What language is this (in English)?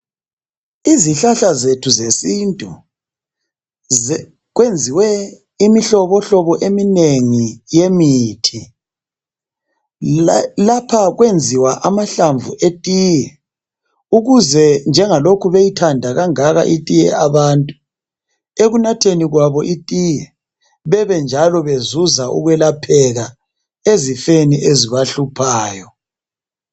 North Ndebele